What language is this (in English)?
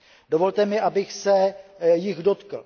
Czech